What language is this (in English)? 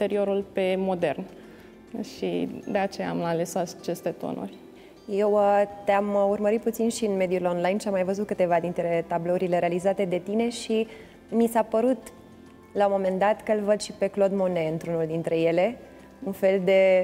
Romanian